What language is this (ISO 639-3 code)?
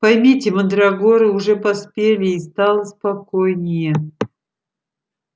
rus